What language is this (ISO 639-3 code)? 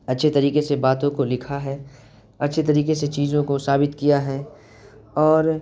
urd